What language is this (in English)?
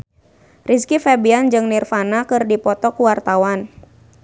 Sundanese